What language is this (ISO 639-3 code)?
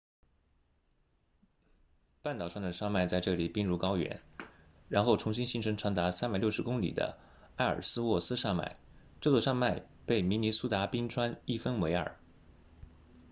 zho